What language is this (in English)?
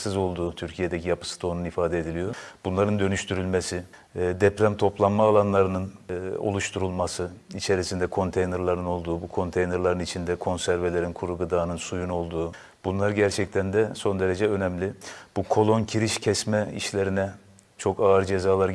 Turkish